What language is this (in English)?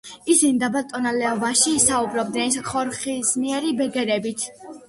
Georgian